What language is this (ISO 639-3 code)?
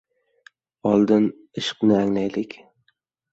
uzb